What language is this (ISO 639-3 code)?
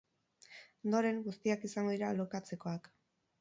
eus